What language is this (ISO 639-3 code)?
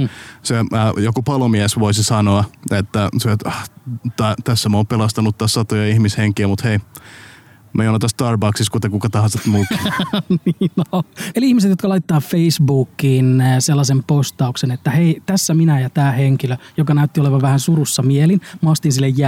fin